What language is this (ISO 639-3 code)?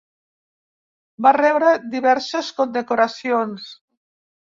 cat